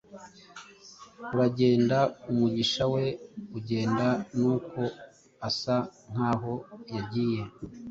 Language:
Kinyarwanda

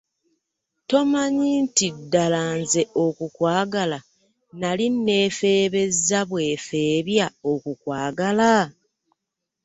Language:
Ganda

